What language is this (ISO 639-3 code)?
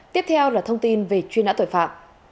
vie